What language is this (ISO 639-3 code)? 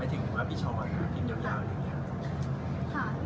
tha